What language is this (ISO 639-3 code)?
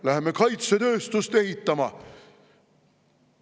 est